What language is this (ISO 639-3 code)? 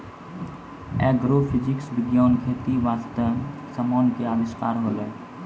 mai